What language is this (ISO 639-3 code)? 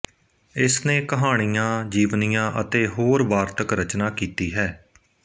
pan